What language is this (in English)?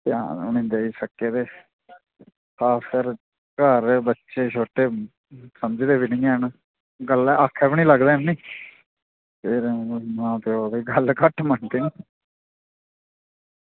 Dogri